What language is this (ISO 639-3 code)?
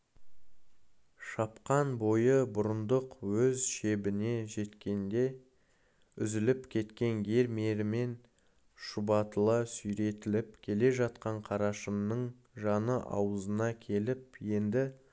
kaz